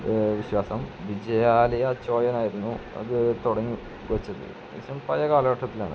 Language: Malayalam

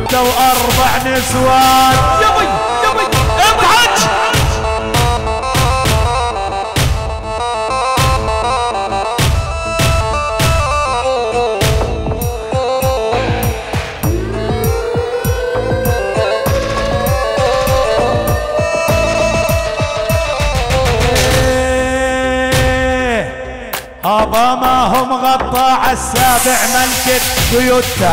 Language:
Arabic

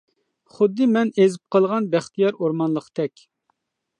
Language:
Uyghur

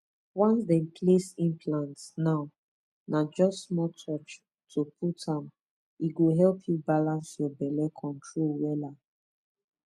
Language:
Nigerian Pidgin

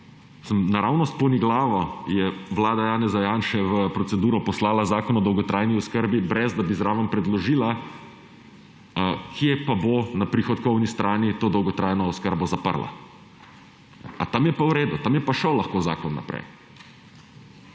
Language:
Slovenian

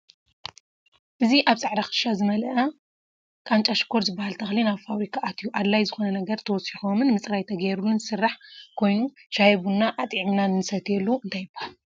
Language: Tigrinya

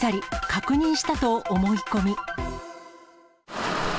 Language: Japanese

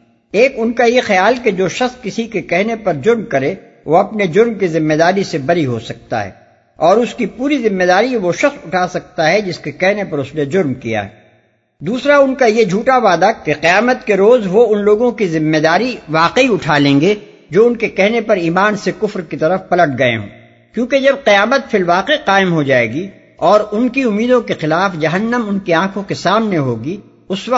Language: Urdu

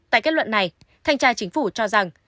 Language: Vietnamese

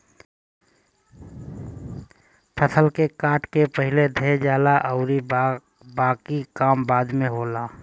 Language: Bhojpuri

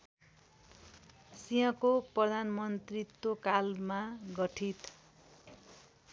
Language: Nepali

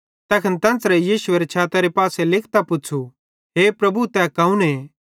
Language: Bhadrawahi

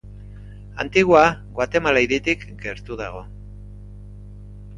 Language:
Basque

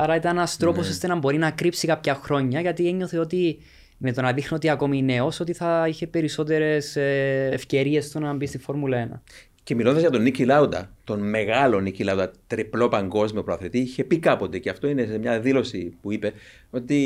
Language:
Greek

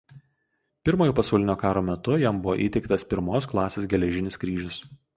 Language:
Lithuanian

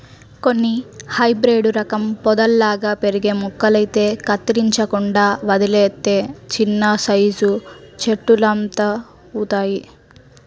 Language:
Telugu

